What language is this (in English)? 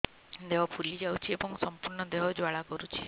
Odia